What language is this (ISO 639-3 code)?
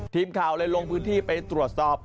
tha